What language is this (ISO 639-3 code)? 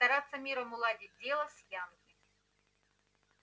rus